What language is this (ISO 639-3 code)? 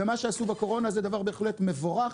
heb